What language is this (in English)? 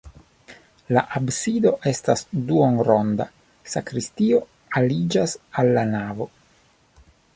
Esperanto